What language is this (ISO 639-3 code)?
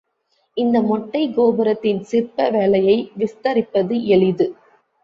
tam